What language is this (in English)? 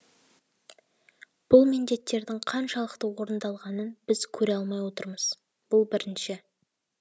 Kazakh